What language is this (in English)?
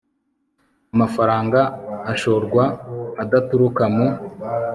Kinyarwanda